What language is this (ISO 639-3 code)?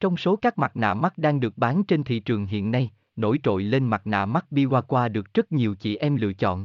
vie